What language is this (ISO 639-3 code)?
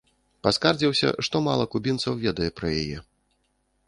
bel